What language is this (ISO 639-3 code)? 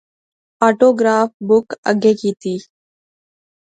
phr